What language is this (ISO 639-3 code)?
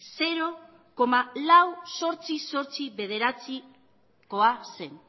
eus